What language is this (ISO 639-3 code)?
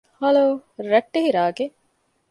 div